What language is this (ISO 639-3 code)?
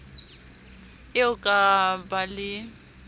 sot